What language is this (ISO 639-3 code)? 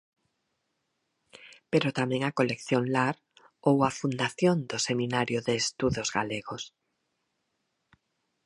glg